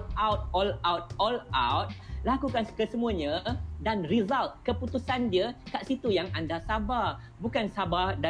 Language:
Malay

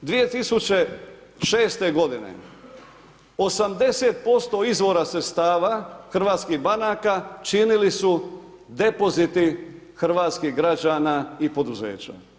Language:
Croatian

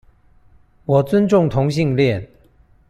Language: Chinese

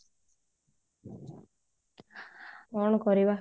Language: Odia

